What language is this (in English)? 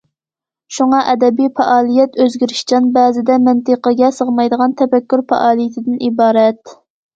Uyghur